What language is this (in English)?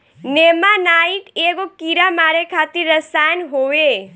Bhojpuri